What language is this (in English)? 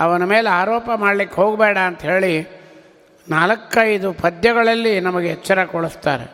Kannada